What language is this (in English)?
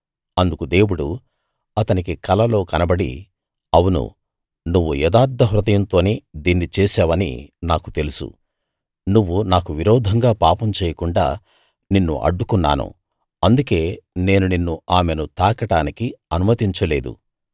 Telugu